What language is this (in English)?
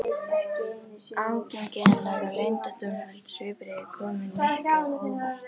Icelandic